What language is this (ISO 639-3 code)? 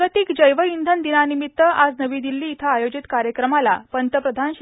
mar